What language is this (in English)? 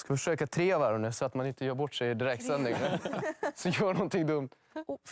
Swedish